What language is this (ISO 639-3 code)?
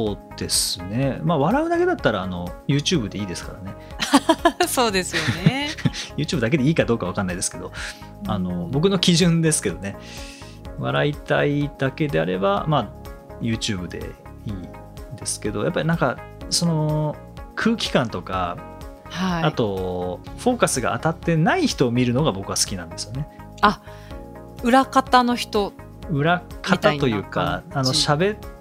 jpn